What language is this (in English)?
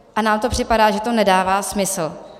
Czech